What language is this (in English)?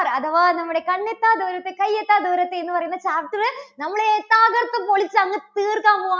Malayalam